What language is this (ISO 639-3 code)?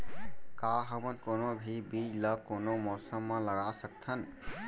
hne